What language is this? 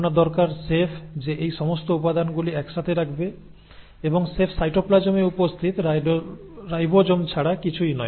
Bangla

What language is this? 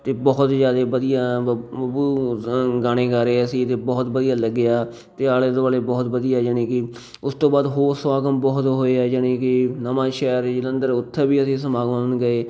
Punjabi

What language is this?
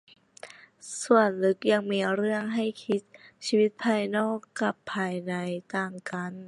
Thai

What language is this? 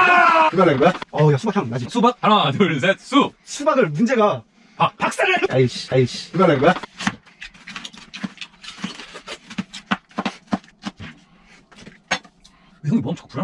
Korean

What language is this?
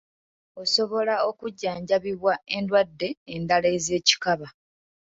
Ganda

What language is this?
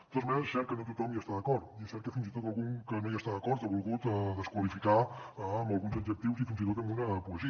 Catalan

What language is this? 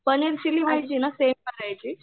Marathi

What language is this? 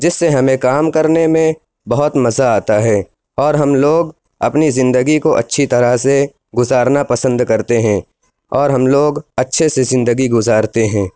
Urdu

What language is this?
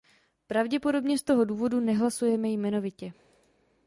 Czech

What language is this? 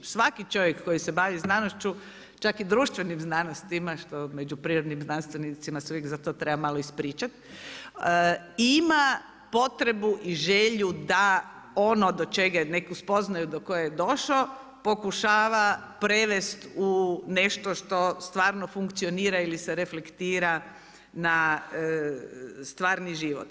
Croatian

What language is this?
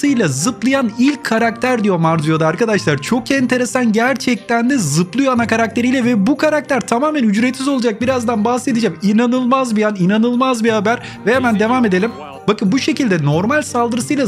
Turkish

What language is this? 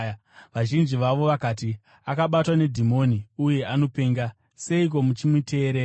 Shona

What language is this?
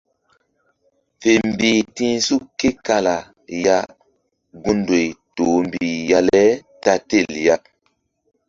Mbum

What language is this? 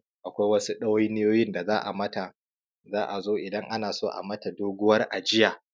Hausa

